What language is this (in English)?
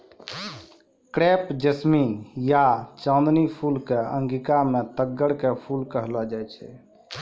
Maithili